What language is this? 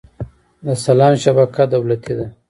Pashto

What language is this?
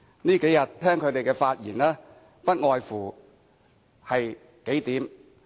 Cantonese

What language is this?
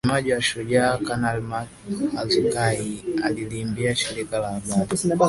Swahili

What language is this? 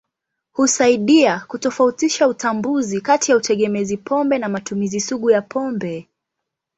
Swahili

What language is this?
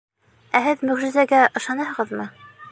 Bashkir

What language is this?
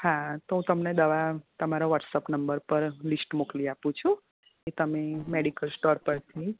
Gujarati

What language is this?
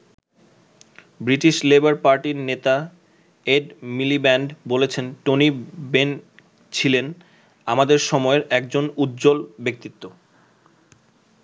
Bangla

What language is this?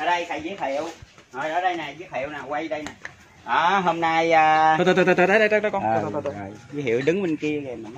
Vietnamese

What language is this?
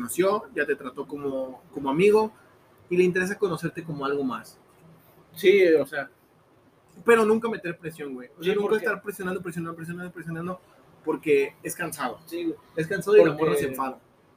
Spanish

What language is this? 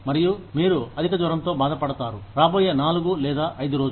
Telugu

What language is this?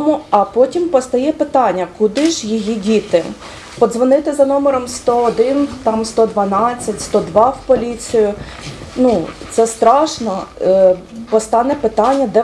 Ukrainian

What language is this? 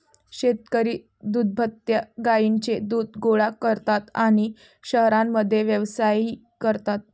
Marathi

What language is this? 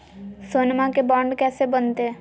Magahi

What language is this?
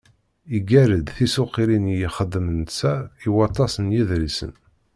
Kabyle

